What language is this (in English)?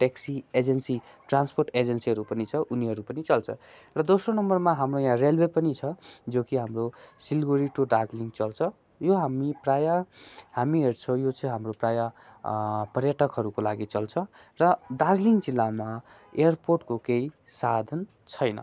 Nepali